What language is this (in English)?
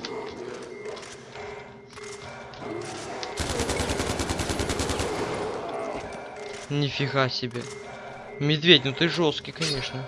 Russian